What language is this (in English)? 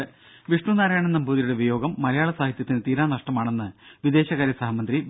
Malayalam